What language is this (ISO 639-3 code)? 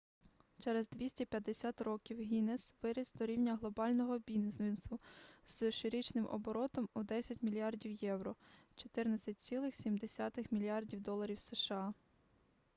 ukr